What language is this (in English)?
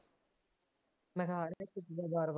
Punjabi